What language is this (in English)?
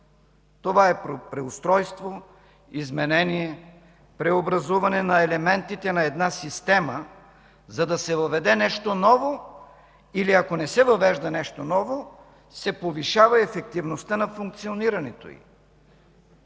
Bulgarian